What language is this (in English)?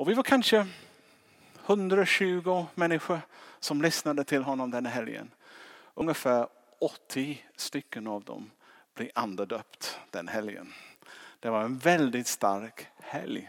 Swedish